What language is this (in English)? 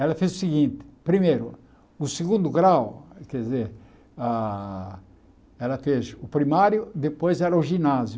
Portuguese